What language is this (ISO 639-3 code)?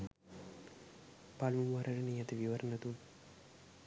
sin